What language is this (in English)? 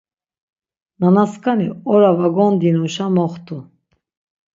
Laz